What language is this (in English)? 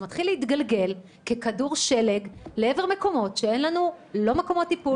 Hebrew